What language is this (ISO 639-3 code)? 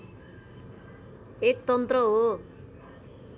nep